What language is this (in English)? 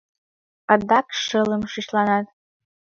Mari